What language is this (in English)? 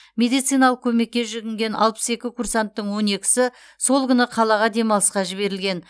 Kazakh